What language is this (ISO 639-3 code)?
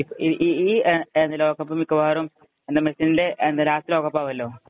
mal